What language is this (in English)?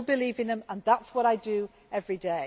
English